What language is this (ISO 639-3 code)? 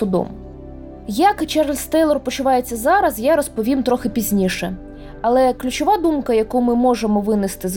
ukr